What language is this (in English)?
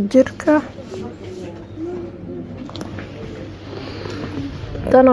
Arabic